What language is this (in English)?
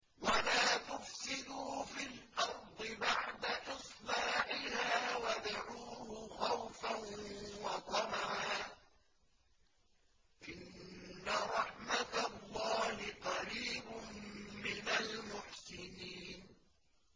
Arabic